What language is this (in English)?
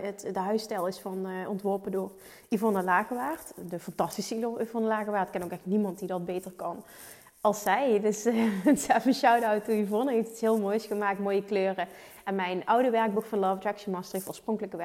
Dutch